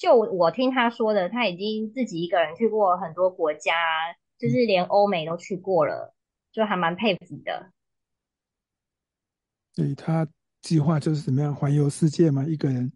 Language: Chinese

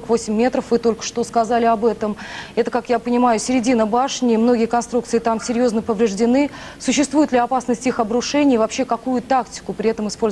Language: Russian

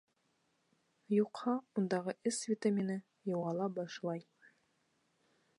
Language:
Bashkir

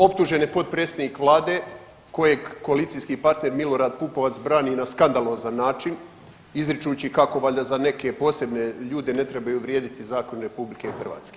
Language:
Croatian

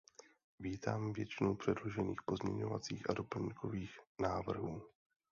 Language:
Czech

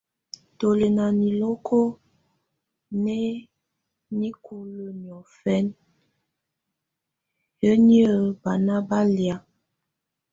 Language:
Tunen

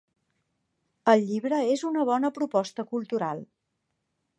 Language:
Catalan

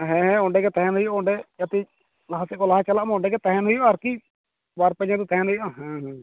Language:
Santali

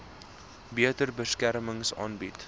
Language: Afrikaans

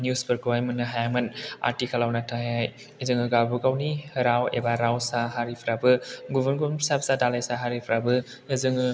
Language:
Bodo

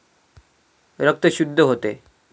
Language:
Marathi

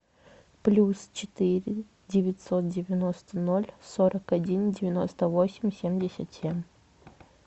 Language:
Russian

